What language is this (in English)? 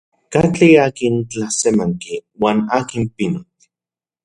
Central Puebla Nahuatl